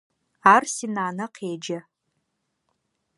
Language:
Adyghe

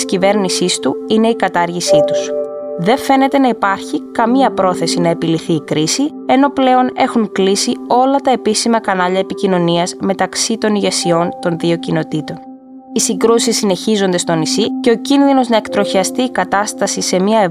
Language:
Greek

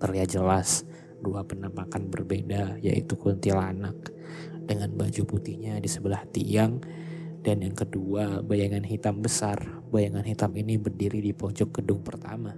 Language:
Indonesian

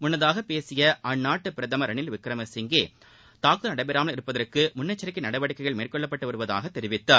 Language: Tamil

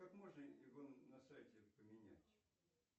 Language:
Russian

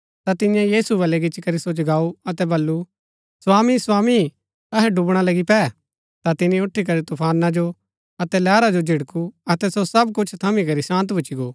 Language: Gaddi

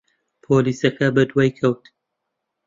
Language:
Central Kurdish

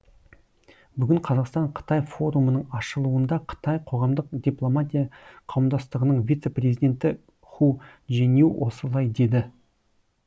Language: Kazakh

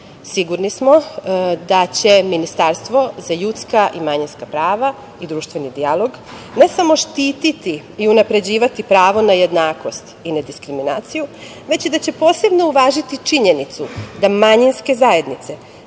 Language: Serbian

